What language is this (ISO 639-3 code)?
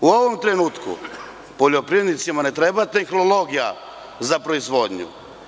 srp